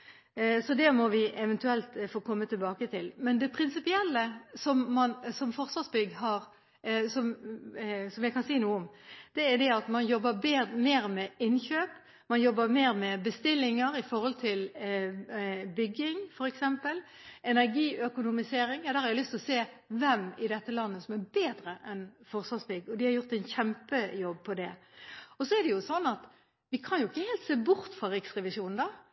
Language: Norwegian Bokmål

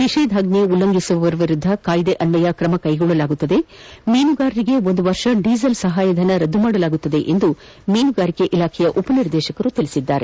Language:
Kannada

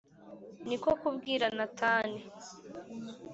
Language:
Kinyarwanda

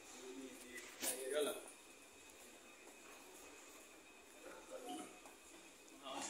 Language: Indonesian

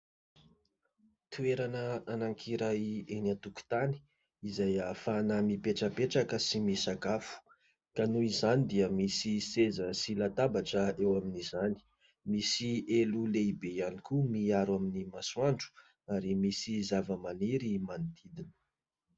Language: Malagasy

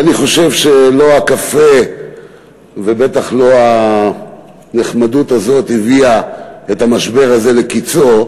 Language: Hebrew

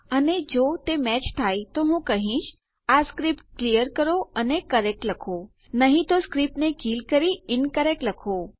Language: Gujarati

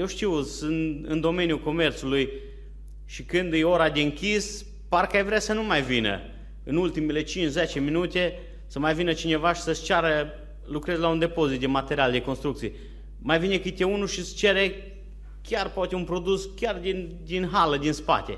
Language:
Romanian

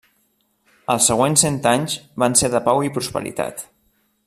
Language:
Catalan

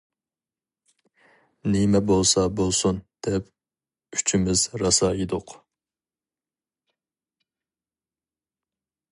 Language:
Uyghur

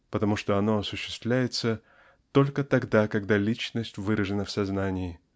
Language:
Russian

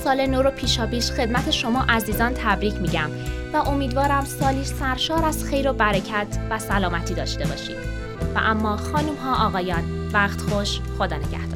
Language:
Persian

